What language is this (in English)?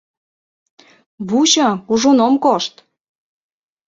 Mari